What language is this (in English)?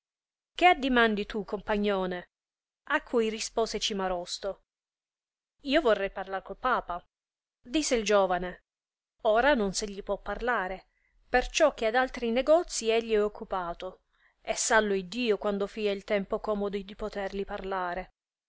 Italian